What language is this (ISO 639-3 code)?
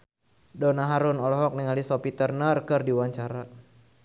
sun